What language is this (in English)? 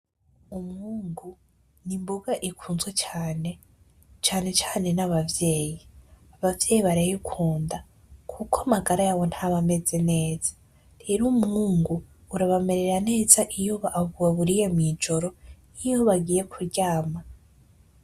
Rundi